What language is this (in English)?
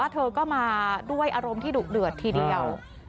Thai